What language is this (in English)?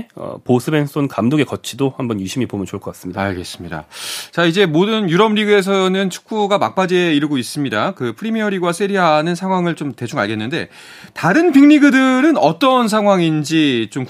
Korean